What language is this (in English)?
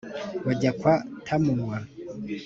Kinyarwanda